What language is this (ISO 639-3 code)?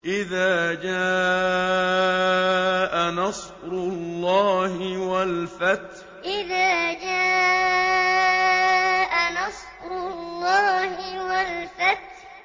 ara